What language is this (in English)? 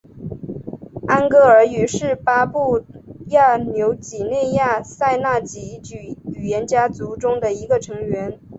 Chinese